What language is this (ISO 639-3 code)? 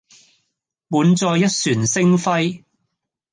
yue